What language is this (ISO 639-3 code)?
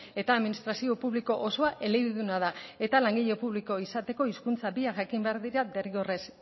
eus